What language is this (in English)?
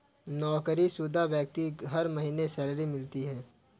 Hindi